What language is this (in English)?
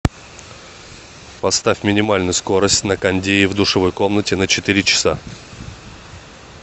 Russian